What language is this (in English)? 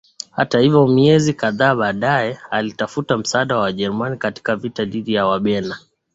Swahili